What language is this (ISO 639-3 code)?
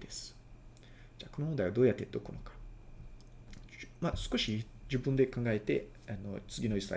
jpn